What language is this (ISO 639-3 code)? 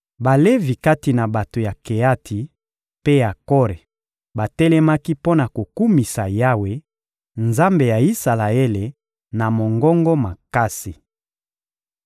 lin